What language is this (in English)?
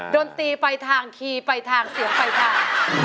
Thai